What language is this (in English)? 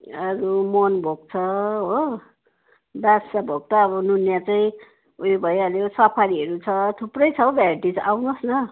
Nepali